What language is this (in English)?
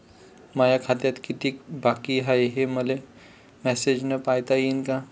Marathi